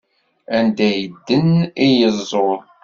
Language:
Kabyle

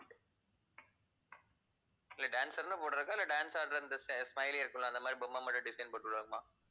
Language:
Tamil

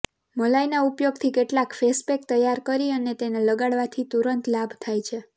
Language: Gujarati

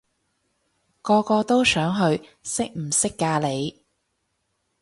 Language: Cantonese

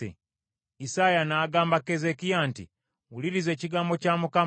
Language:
Ganda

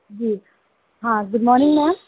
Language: Hindi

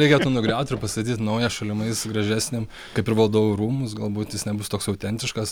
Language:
Lithuanian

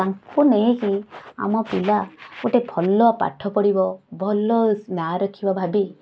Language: Odia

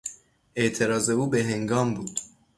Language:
Persian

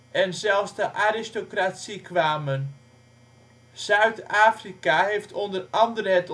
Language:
Dutch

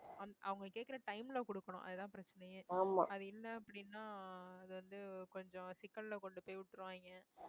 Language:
Tamil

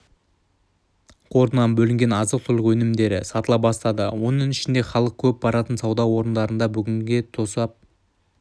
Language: Kazakh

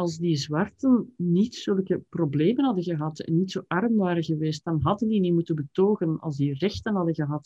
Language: Dutch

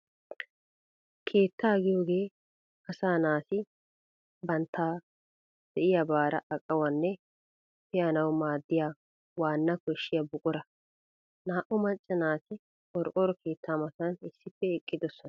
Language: Wolaytta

